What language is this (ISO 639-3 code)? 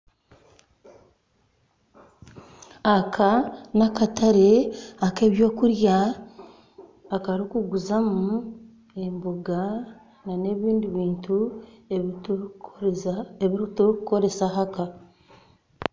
nyn